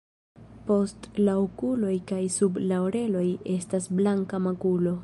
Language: Esperanto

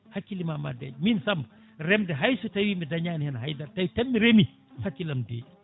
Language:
Fula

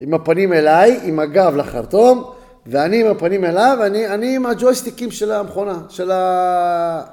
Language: Hebrew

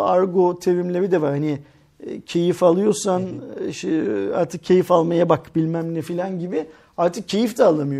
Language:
Turkish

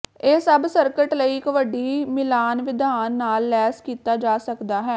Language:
Punjabi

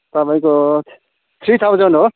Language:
Nepali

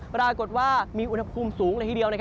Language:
Thai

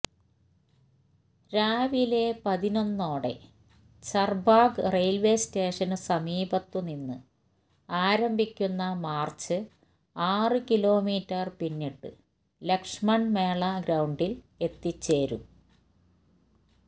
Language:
Malayalam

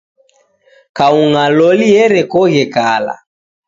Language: Taita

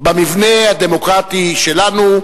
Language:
Hebrew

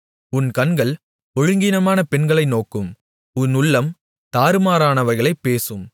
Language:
Tamil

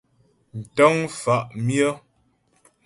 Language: Ghomala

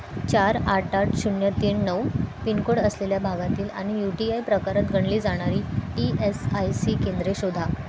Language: Marathi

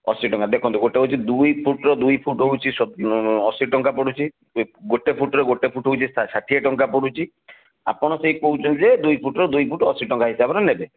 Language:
Odia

